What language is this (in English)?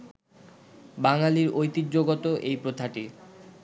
Bangla